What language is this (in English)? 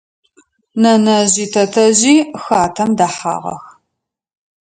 Adyghe